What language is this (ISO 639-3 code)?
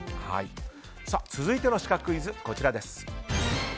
jpn